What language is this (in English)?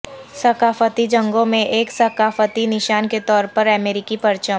Urdu